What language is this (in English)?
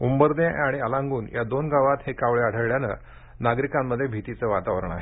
Marathi